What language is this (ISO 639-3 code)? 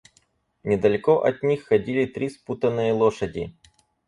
rus